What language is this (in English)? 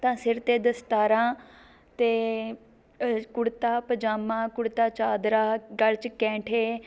Punjabi